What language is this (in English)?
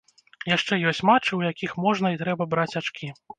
Belarusian